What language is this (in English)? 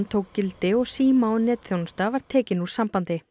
Icelandic